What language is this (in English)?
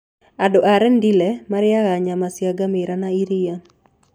Kikuyu